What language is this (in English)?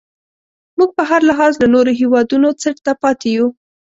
Pashto